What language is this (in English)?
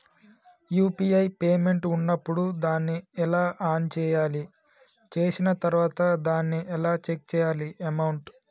Telugu